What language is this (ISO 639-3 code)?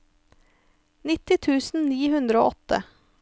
nor